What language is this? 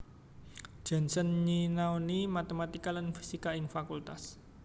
Javanese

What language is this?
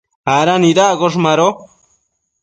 Matsés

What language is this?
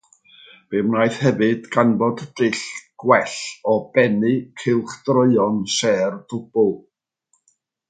Welsh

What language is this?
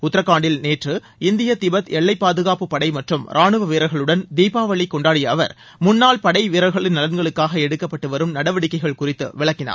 Tamil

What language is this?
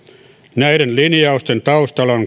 Finnish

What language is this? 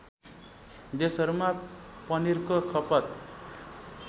Nepali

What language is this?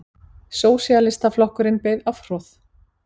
Icelandic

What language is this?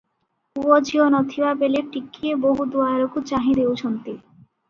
Odia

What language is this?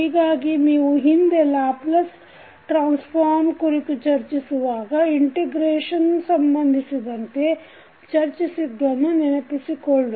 Kannada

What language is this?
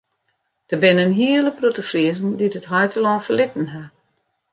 Western Frisian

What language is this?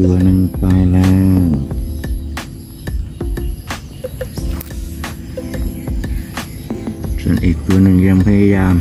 Thai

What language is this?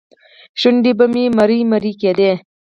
Pashto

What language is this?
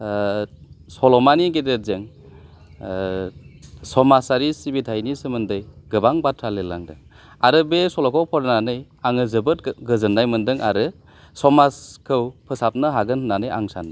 Bodo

